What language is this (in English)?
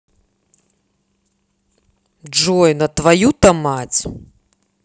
Russian